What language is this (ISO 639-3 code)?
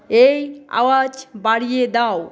ben